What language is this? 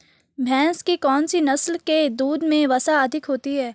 Hindi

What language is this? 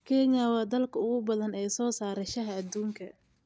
Somali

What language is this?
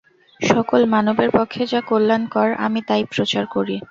Bangla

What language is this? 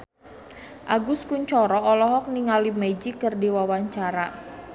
Sundanese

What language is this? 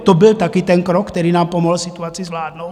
Czech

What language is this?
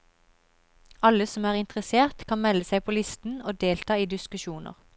Norwegian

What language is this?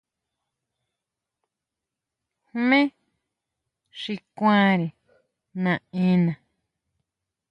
Huautla Mazatec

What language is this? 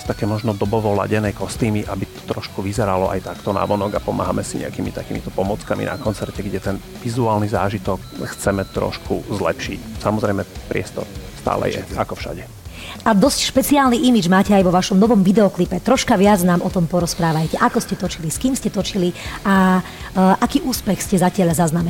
Slovak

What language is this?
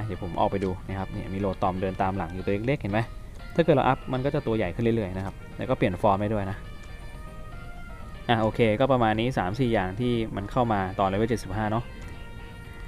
Thai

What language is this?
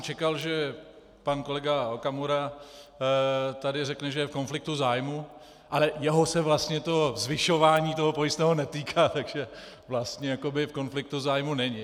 Czech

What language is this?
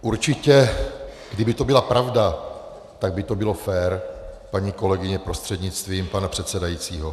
Czech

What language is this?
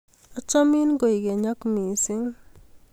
Kalenjin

